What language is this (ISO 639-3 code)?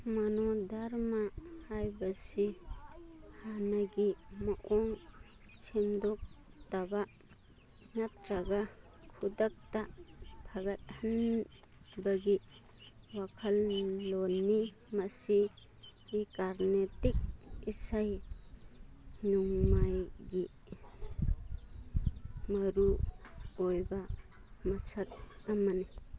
mni